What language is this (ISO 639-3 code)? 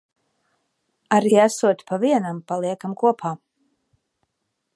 lav